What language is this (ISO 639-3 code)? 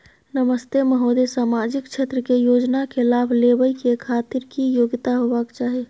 mai